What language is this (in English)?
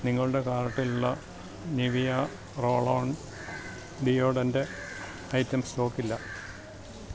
Malayalam